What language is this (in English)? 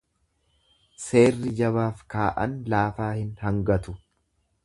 Oromo